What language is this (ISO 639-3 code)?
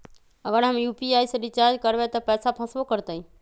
mag